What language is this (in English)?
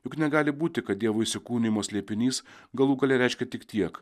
Lithuanian